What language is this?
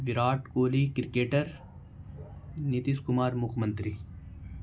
Urdu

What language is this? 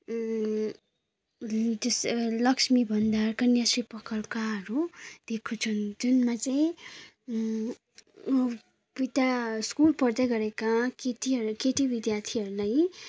Nepali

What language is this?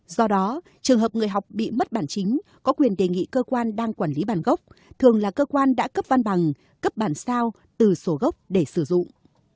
Vietnamese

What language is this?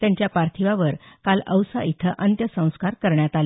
Marathi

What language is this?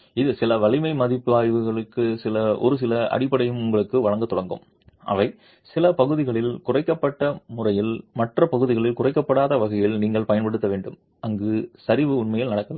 Tamil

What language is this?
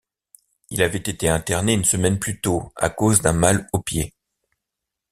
French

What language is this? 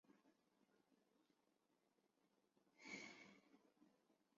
Chinese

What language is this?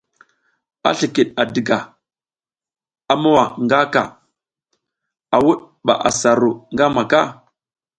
South Giziga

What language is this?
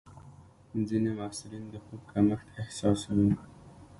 Pashto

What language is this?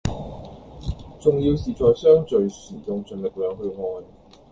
Cantonese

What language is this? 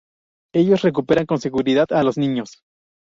Spanish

